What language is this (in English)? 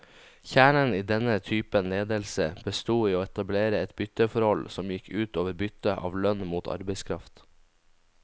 Norwegian